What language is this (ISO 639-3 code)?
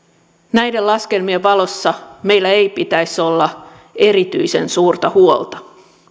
fin